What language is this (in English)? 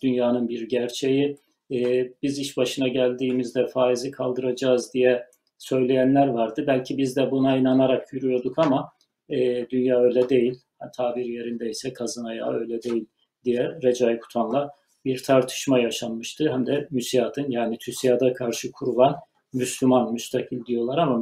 Turkish